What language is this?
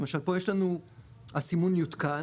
Hebrew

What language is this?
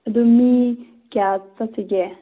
Manipuri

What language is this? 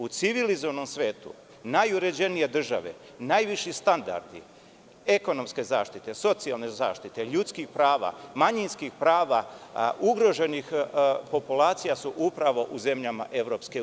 Serbian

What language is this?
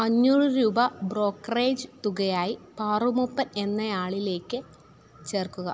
Malayalam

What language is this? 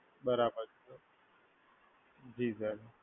Gujarati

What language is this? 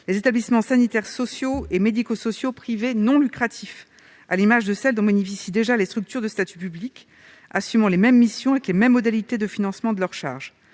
French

